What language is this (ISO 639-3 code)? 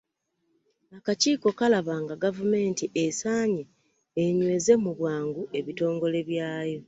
lug